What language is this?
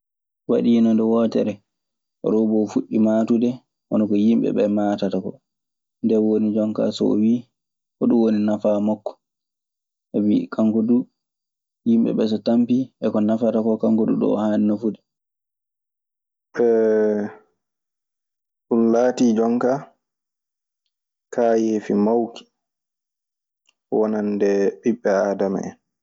Maasina Fulfulde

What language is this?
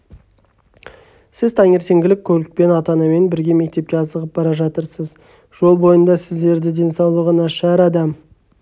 Kazakh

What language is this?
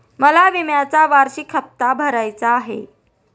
Marathi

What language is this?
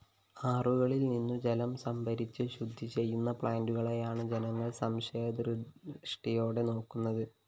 Malayalam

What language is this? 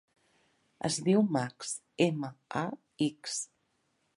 Catalan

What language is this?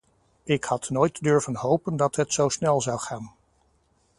Dutch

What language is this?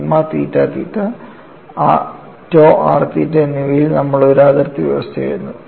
Malayalam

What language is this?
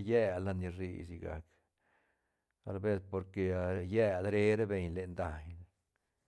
Santa Catarina Albarradas Zapotec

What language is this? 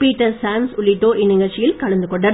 Tamil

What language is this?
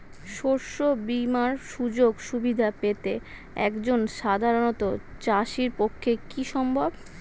Bangla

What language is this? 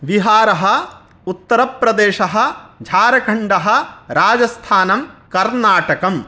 Sanskrit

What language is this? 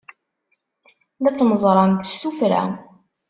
Kabyle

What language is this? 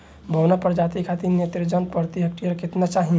Bhojpuri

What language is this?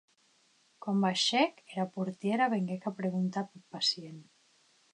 Occitan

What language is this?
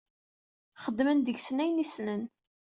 Kabyle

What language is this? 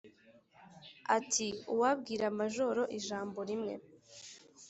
Kinyarwanda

